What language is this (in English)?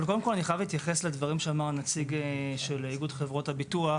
Hebrew